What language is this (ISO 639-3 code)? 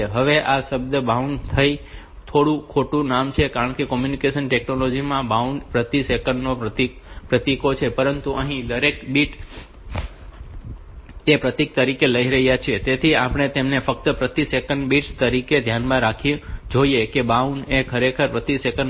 guj